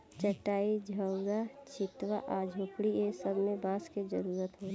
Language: Bhojpuri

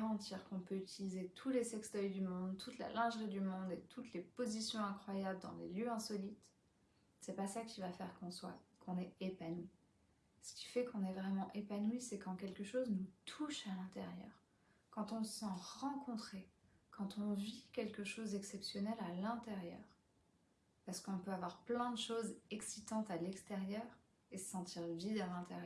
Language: French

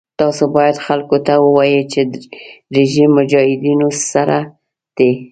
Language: Pashto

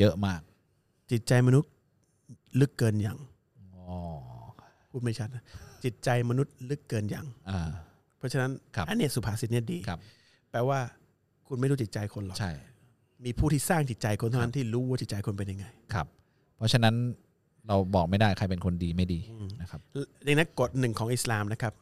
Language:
Thai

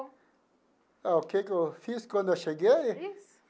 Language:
Portuguese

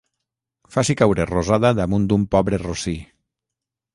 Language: Catalan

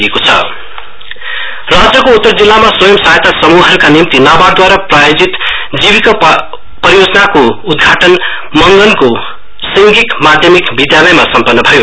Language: Nepali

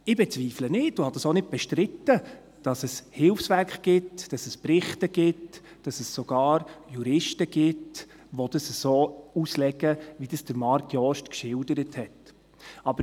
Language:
Swiss German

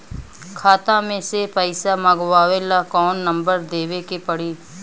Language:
Bhojpuri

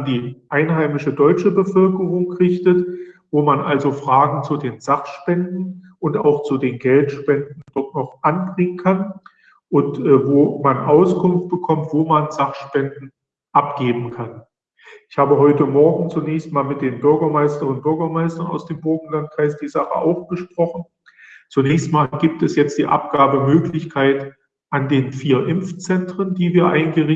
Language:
German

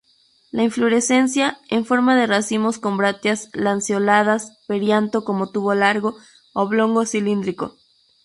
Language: Spanish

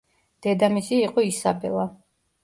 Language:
Georgian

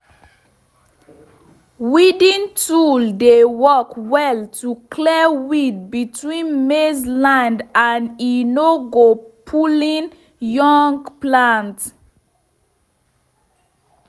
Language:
Nigerian Pidgin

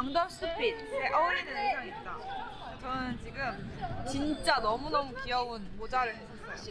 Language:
Korean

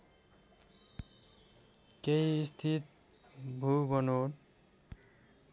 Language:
Nepali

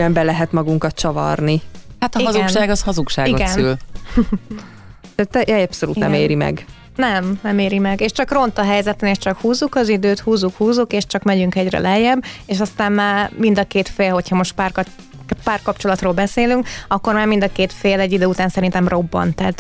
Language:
Hungarian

